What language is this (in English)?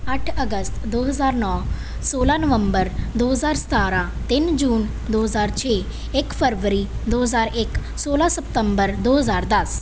Punjabi